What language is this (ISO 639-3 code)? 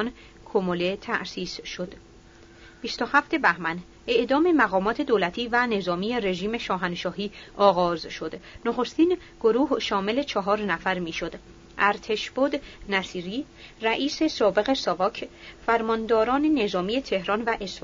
fas